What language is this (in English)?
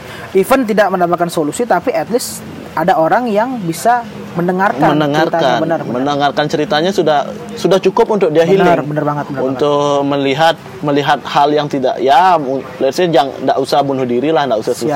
Indonesian